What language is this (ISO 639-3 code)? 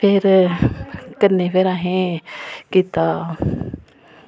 doi